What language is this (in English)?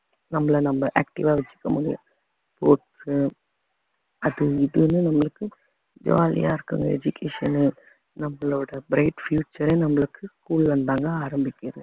Tamil